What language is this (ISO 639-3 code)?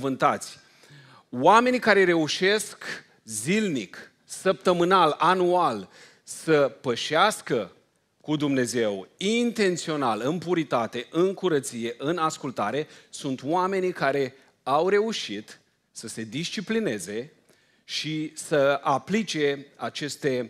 ron